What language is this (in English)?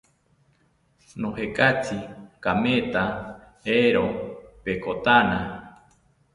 South Ucayali Ashéninka